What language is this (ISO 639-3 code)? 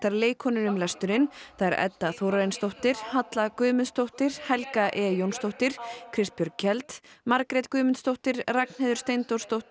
isl